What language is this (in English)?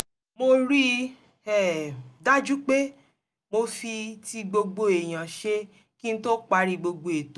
Yoruba